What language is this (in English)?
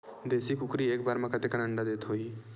Chhattisgarhi